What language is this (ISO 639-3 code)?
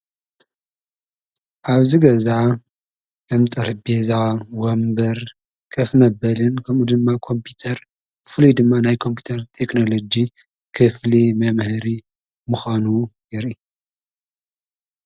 tir